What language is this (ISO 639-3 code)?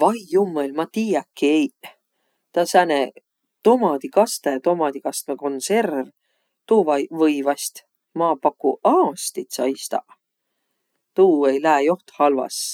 vro